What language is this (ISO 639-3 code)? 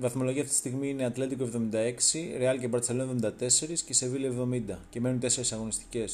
ell